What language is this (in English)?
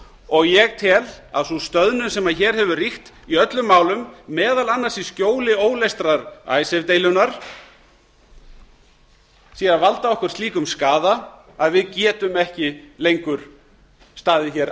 Icelandic